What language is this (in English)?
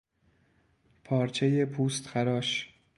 Persian